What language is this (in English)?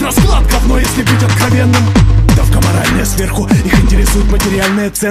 Russian